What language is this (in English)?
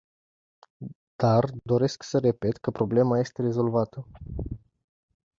Romanian